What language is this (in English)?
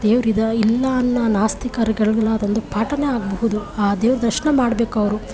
Kannada